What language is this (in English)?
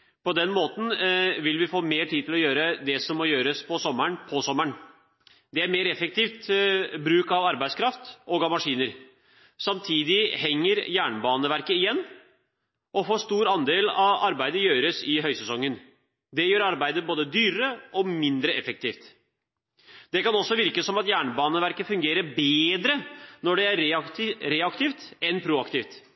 Norwegian Bokmål